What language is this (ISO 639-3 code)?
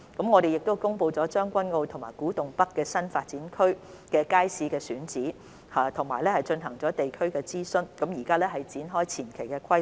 yue